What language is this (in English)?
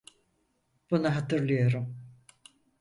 Turkish